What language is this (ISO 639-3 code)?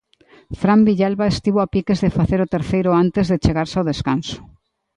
glg